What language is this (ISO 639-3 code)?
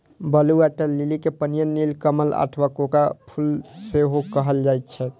mai